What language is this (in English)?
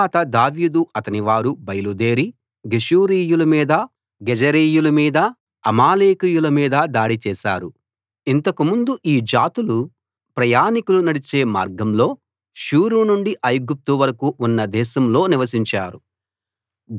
Telugu